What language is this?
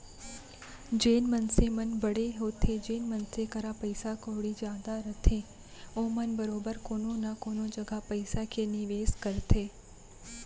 Chhattisgarhi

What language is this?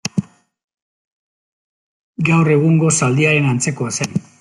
Basque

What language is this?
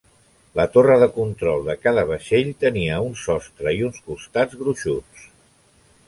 Catalan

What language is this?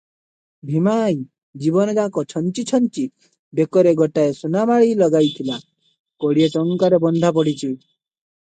Odia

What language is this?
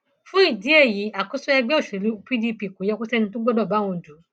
Yoruba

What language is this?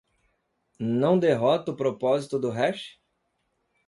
Portuguese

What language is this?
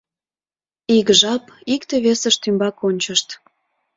Mari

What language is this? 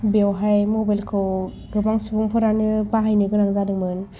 Bodo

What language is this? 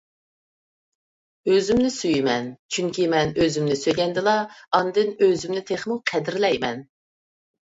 Uyghur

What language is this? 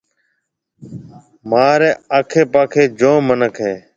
Marwari (Pakistan)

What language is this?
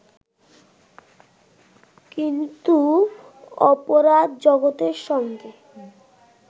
Bangla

